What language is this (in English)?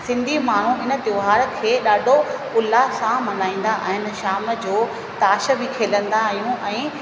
Sindhi